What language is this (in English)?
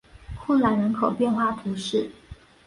Chinese